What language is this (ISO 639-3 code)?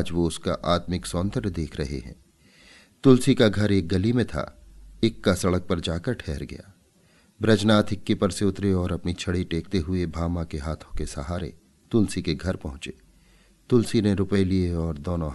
hin